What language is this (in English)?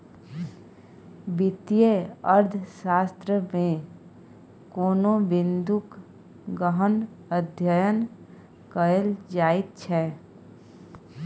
Maithili